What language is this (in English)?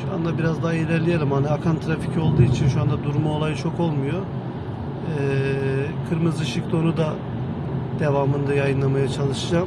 Turkish